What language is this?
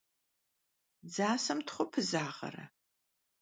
Kabardian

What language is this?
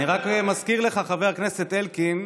Hebrew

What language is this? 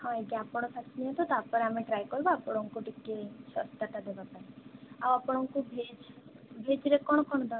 Odia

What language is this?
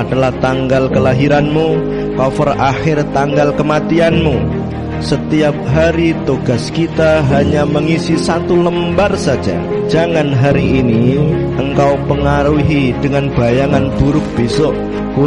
Indonesian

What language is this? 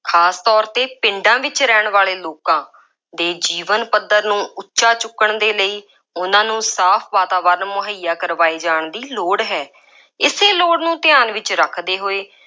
Punjabi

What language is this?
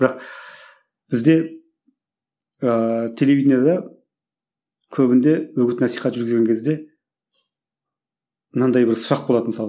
Kazakh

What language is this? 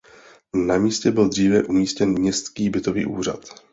Czech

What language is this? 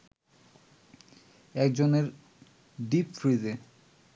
Bangla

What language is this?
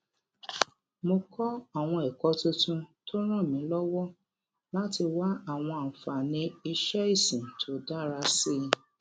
Yoruba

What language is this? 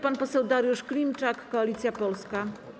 Polish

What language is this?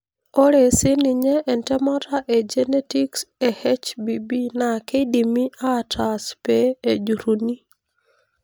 Masai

